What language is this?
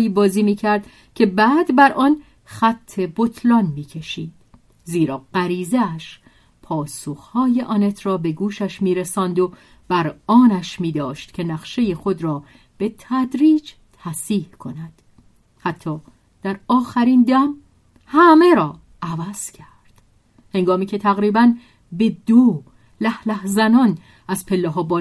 Persian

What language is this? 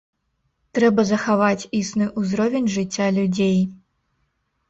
Belarusian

